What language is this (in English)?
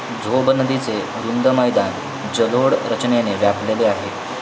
Marathi